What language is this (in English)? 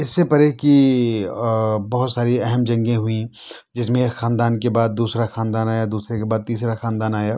Urdu